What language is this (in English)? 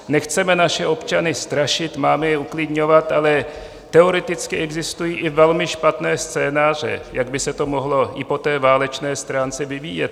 Czech